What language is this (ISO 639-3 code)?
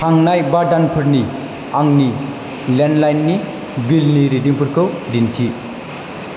brx